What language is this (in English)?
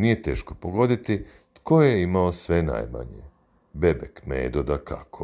Croatian